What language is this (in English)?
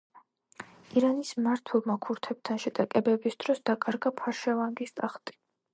Georgian